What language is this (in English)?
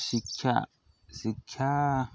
Odia